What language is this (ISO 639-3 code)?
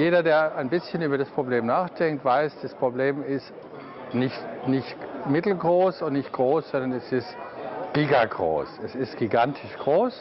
deu